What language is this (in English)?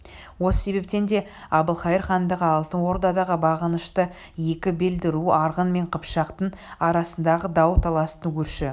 Kazakh